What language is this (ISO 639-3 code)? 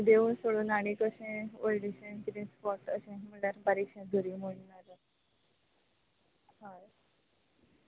kok